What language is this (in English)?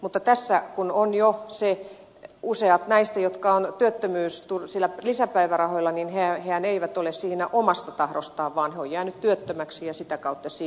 Finnish